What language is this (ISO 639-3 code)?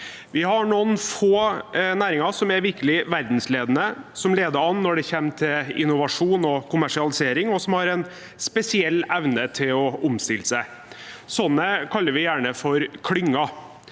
nor